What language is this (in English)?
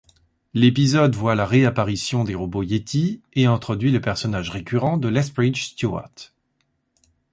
French